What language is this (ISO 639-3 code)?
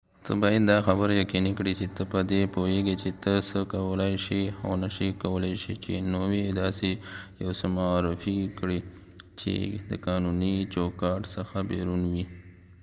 pus